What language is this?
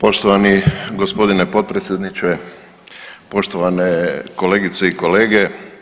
Croatian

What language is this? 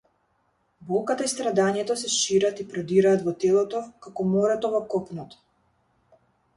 Macedonian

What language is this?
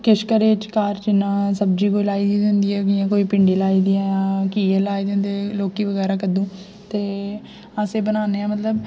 Dogri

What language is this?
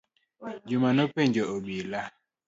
Luo (Kenya and Tanzania)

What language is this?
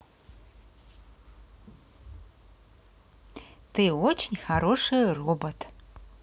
Russian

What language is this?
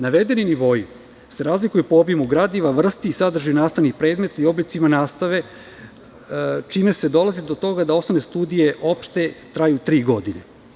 Serbian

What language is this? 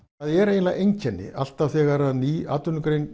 Icelandic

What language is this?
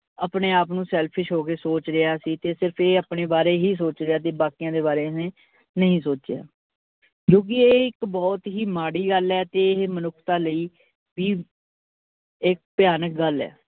Punjabi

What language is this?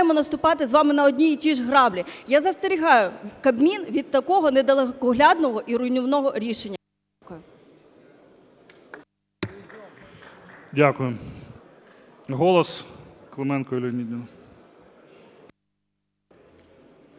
Ukrainian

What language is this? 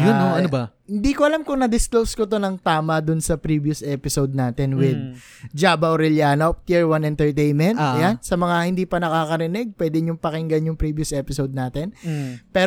Filipino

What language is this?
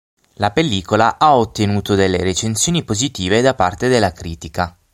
Italian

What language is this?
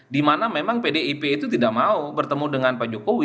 Indonesian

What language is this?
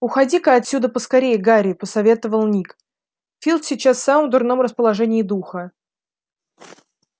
Russian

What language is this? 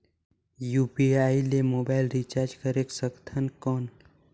Chhattisgarhi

